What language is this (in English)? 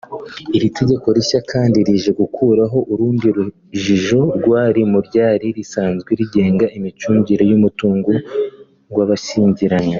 Kinyarwanda